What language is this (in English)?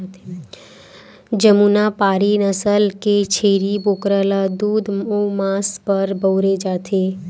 Chhattisgarhi